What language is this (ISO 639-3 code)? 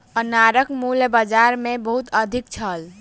mai